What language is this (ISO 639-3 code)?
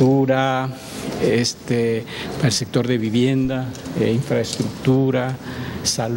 spa